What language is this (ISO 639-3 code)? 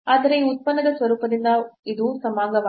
kan